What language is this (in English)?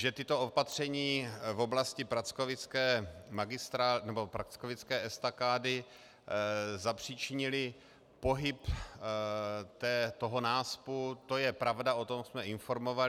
Czech